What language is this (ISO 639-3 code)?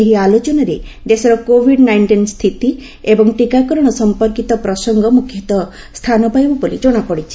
ori